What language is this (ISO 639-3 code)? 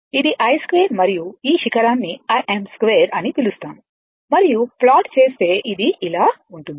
tel